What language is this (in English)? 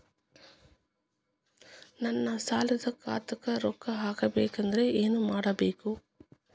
Kannada